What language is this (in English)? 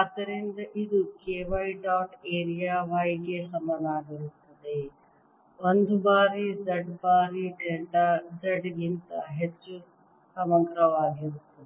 Kannada